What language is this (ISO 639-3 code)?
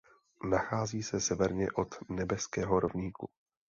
ces